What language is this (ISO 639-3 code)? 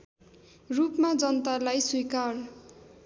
nep